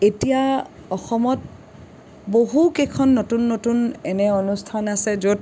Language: Assamese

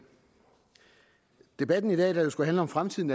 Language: Danish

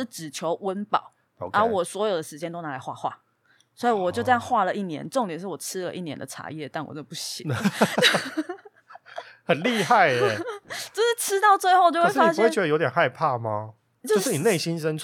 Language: Chinese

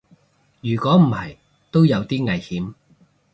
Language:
Cantonese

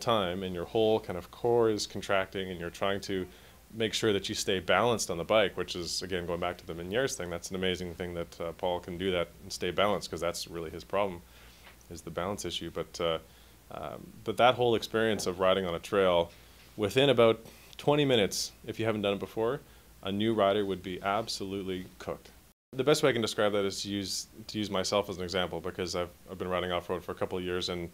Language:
English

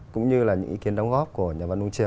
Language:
Vietnamese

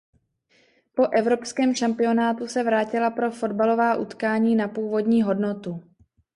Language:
Czech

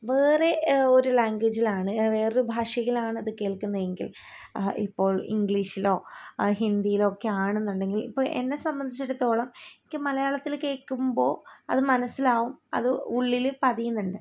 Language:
Malayalam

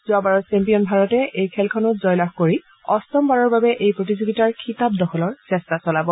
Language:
Assamese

